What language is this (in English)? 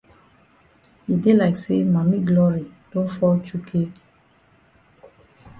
Cameroon Pidgin